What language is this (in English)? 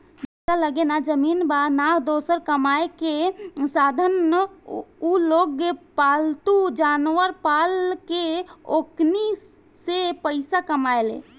Bhojpuri